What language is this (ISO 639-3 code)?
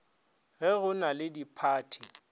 nso